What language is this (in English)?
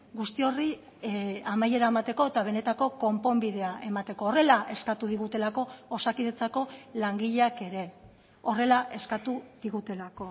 Basque